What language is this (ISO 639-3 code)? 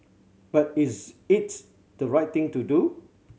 eng